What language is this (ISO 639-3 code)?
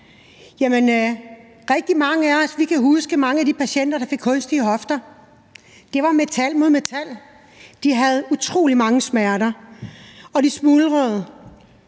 dan